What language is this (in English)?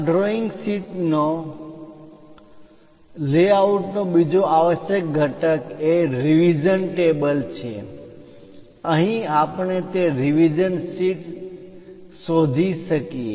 Gujarati